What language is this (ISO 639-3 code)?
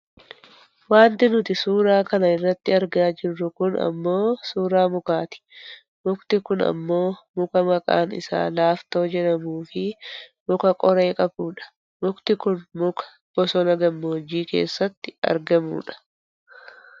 orm